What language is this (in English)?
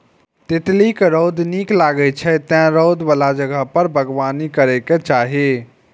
Maithili